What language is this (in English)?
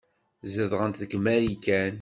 Kabyle